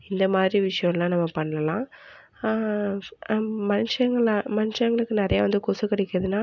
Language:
Tamil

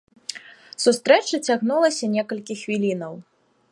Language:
Belarusian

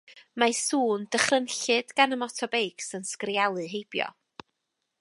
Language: Welsh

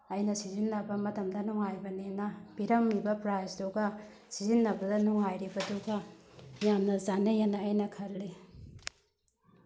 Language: Manipuri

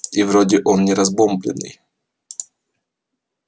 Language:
Russian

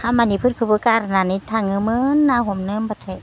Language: Bodo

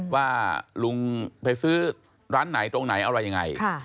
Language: Thai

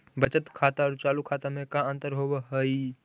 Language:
Magahi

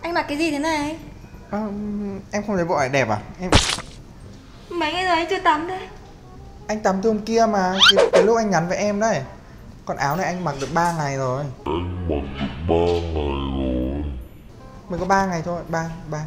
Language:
Vietnamese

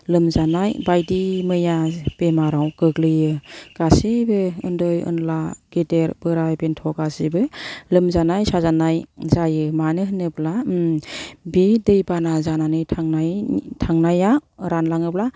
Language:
Bodo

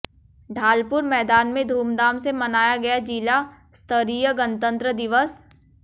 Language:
Hindi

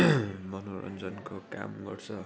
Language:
Nepali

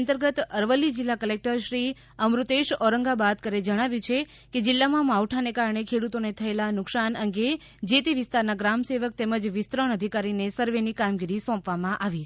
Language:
Gujarati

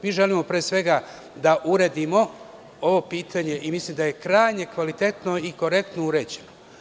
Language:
Serbian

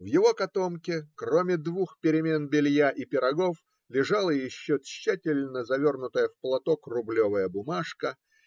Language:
Russian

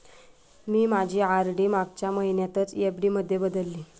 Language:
Marathi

